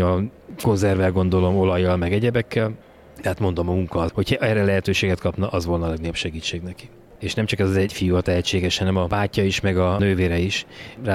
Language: Hungarian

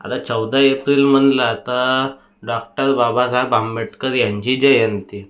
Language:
Marathi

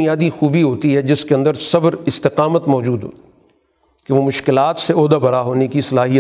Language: Urdu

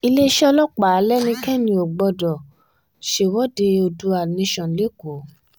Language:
Yoruba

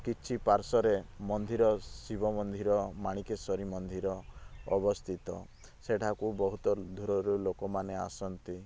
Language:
Odia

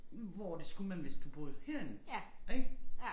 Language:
Danish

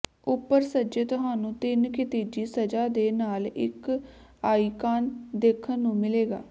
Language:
Punjabi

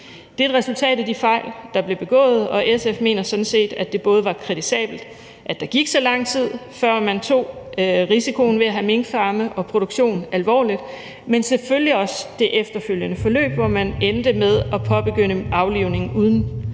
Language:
Danish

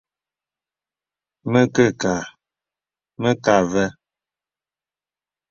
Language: Bebele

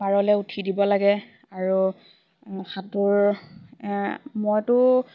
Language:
Assamese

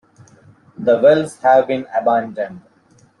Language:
English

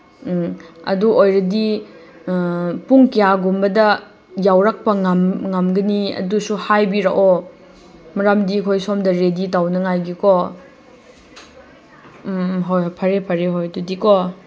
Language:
Manipuri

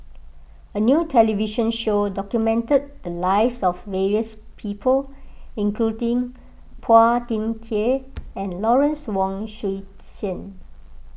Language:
English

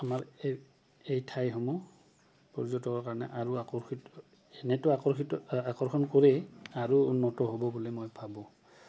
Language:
Assamese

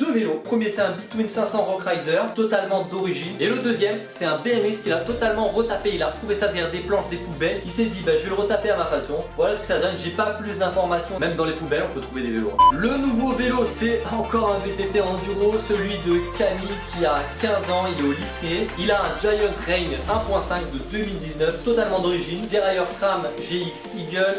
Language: French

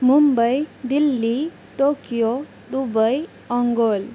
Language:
Santali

